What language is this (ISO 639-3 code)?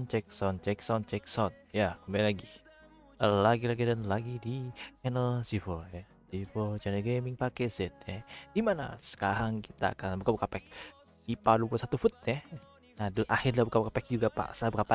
ind